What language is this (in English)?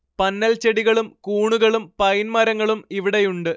Malayalam